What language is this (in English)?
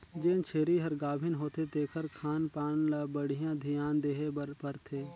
Chhattisgarhi